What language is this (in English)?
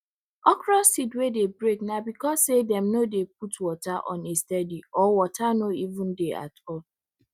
Nigerian Pidgin